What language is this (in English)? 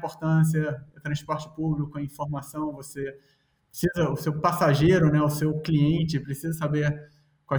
Portuguese